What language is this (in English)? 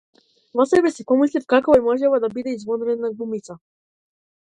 Macedonian